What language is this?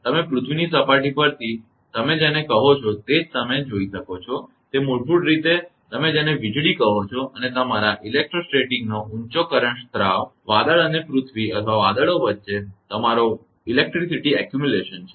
Gujarati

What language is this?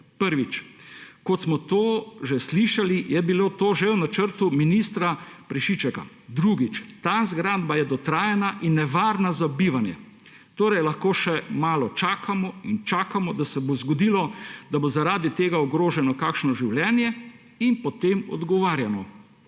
Slovenian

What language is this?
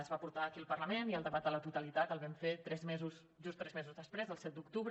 Catalan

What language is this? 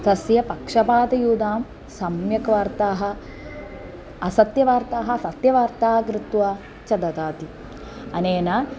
Sanskrit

